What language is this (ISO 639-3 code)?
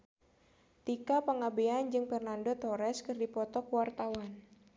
sun